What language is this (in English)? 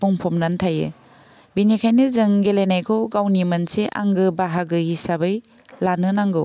Bodo